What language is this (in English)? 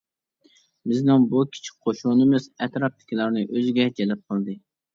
Uyghur